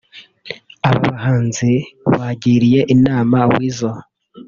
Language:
Kinyarwanda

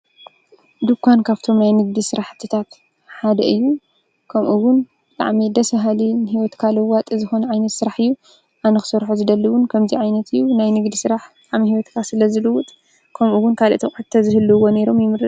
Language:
Tigrinya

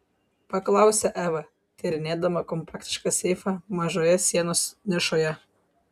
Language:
Lithuanian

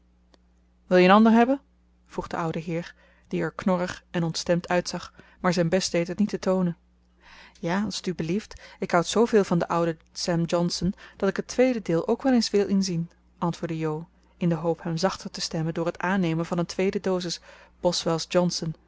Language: Dutch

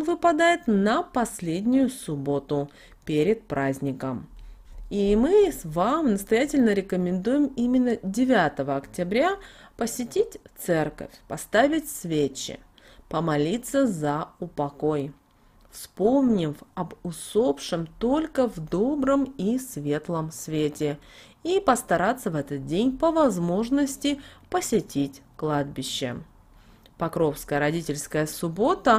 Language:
Russian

